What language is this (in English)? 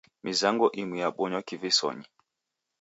Taita